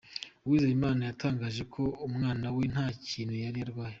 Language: Kinyarwanda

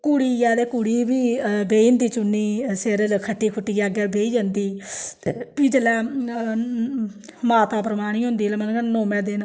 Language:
Dogri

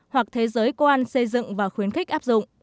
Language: Vietnamese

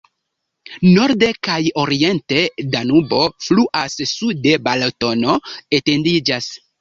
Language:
Esperanto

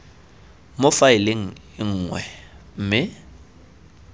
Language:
Tswana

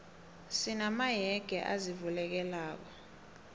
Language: South Ndebele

